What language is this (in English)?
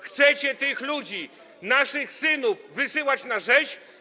Polish